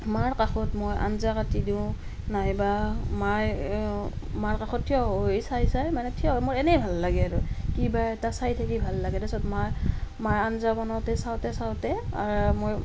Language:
Assamese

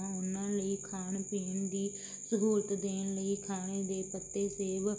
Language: Punjabi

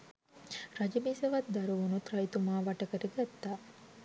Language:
Sinhala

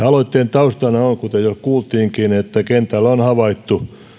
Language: Finnish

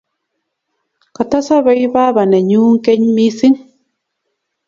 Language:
Kalenjin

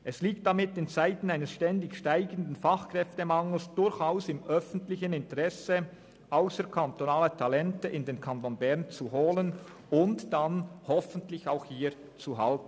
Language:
Swiss German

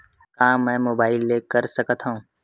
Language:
Chhattisgarhi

